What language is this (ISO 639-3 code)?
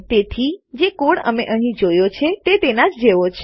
guj